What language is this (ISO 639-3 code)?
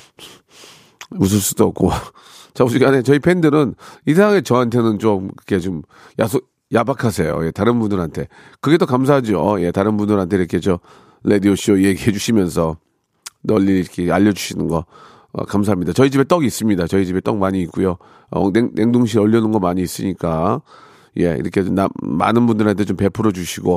kor